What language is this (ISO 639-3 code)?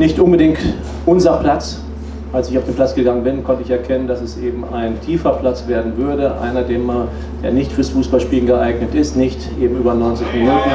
deu